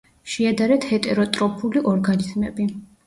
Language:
Georgian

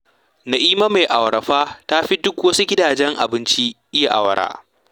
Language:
Hausa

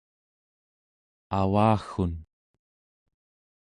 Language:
Central Yupik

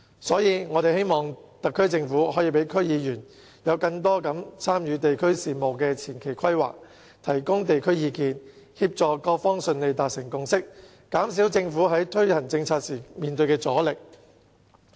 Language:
Cantonese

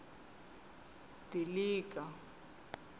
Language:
Tsonga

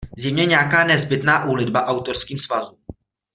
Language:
Czech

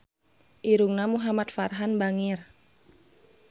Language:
Sundanese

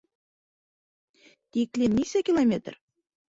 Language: Bashkir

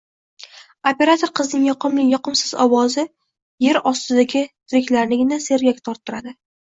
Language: Uzbek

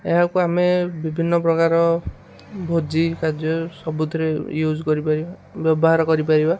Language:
Odia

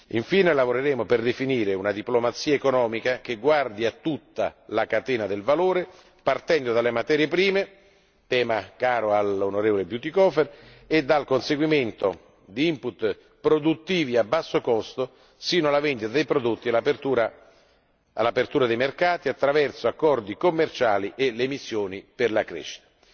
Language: Italian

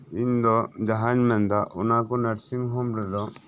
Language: Santali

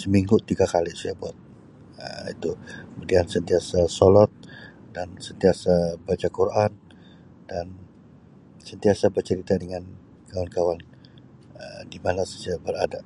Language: Sabah Malay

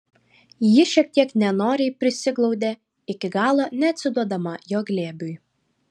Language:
Lithuanian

